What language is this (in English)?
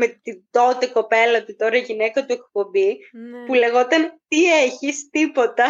Greek